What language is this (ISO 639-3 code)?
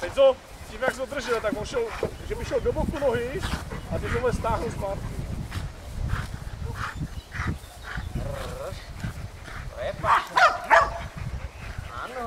ces